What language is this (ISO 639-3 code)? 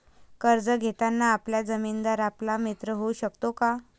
mar